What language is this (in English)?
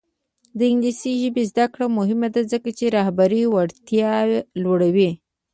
Pashto